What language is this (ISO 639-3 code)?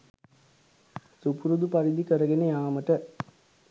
sin